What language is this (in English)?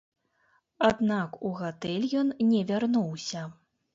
Belarusian